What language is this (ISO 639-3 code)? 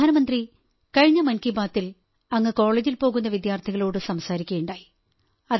mal